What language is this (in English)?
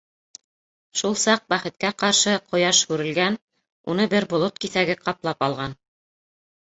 Bashkir